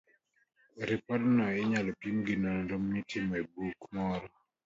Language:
Luo (Kenya and Tanzania)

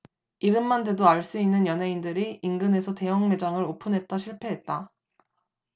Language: Korean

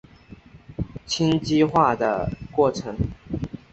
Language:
Chinese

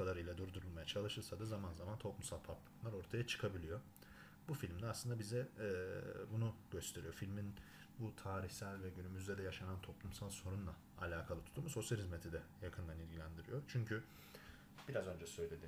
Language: Turkish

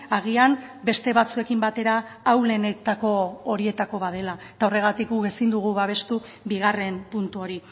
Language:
Basque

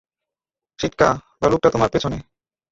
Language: Bangla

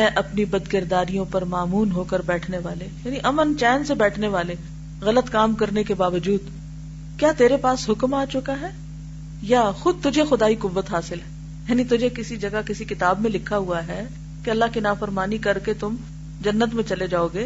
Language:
Urdu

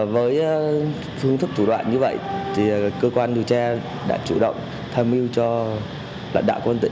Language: Vietnamese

